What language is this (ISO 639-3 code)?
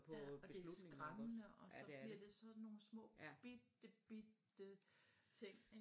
dan